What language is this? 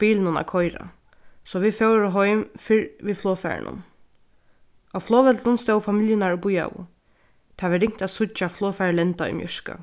Faroese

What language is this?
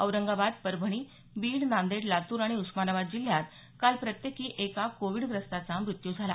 Marathi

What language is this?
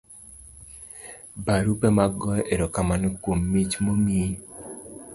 Luo (Kenya and Tanzania)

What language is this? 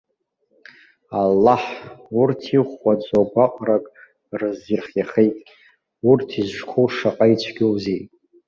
Abkhazian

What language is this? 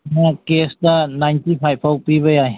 Manipuri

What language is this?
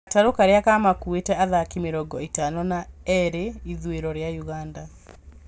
Kikuyu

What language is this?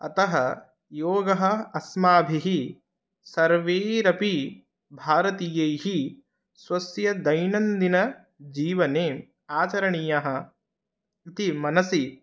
Sanskrit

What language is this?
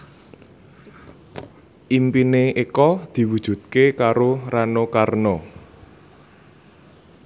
Javanese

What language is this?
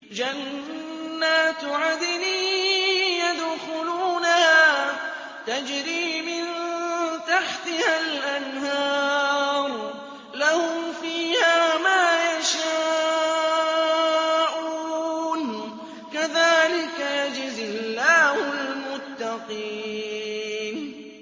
Arabic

